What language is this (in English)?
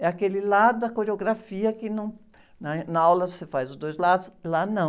Portuguese